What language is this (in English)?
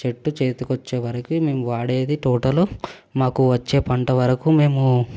Telugu